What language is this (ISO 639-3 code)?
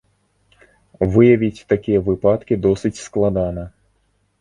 bel